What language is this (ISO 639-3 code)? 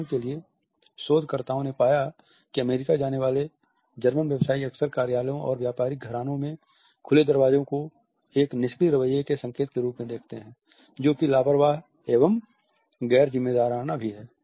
hin